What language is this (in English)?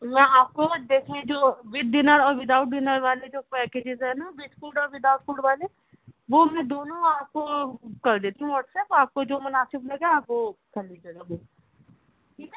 Urdu